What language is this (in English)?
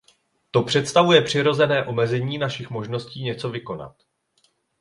Czech